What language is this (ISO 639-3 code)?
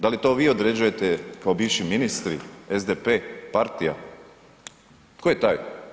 hrv